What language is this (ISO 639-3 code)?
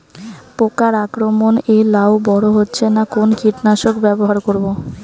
ben